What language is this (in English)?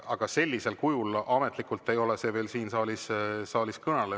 Estonian